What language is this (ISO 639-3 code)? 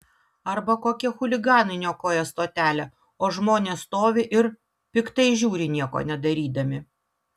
lit